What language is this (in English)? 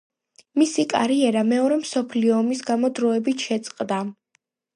Georgian